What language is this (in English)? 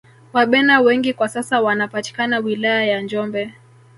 Swahili